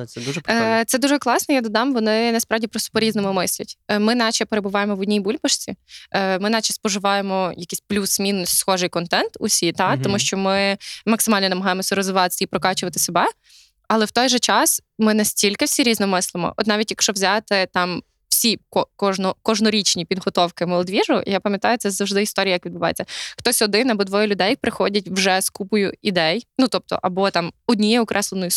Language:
Ukrainian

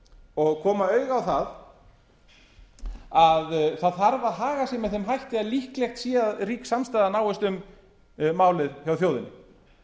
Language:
Icelandic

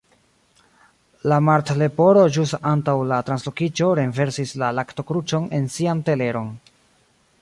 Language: Esperanto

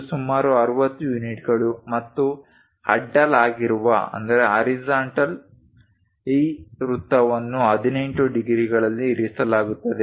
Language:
Kannada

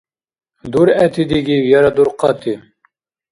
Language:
Dargwa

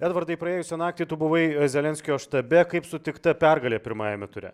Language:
Lithuanian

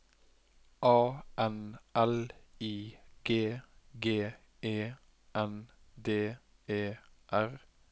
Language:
Norwegian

